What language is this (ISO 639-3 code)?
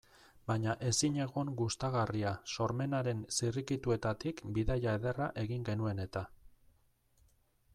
eus